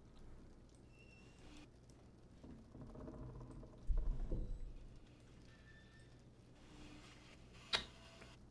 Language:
Arabic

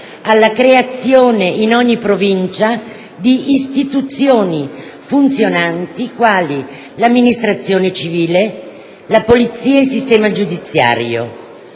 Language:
Italian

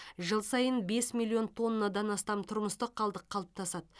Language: Kazakh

